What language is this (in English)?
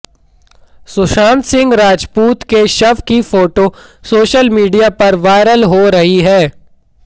Hindi